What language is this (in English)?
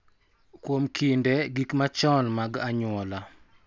Luo (Kenya and Tanzania)